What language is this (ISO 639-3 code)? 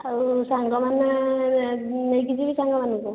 ori